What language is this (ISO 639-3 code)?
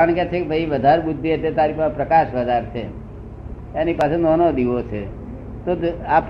guj